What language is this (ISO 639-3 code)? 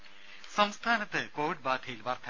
mal